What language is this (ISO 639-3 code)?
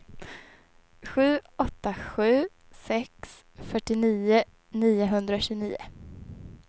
swe